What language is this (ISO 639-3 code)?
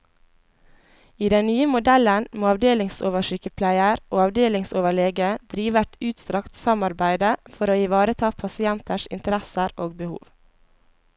nor